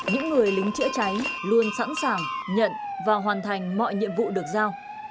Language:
Vietnamese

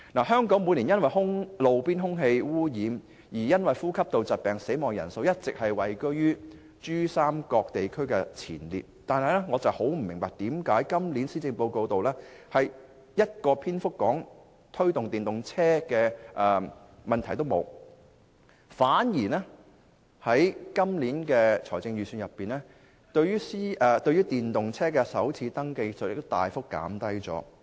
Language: Cantonese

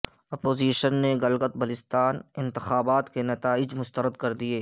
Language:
Urdu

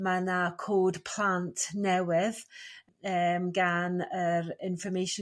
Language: Welsh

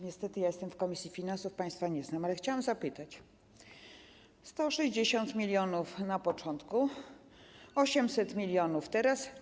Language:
Polish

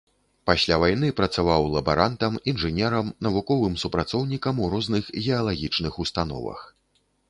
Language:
Belarusian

